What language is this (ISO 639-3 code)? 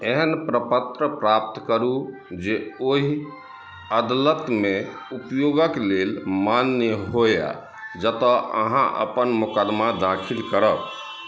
mai